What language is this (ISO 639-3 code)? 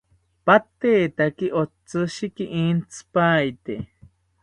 cpy